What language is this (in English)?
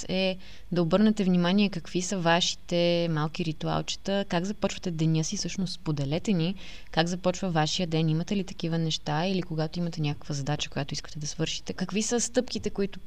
Bulgarian